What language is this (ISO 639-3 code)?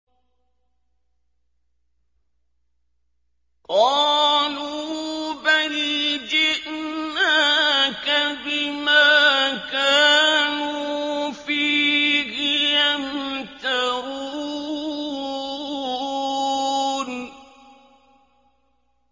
ara